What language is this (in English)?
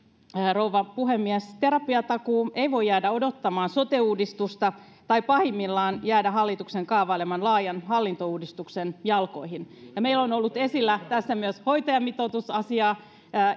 Finnish